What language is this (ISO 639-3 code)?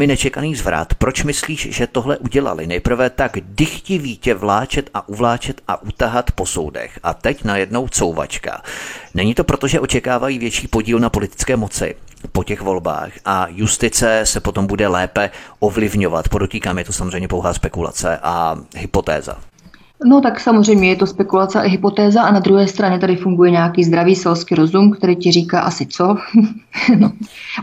ces